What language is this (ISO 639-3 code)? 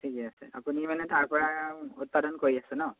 asm